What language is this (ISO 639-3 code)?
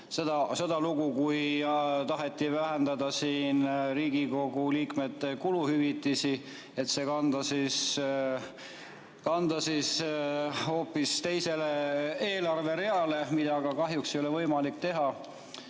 est